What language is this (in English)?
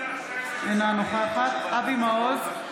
Hebrew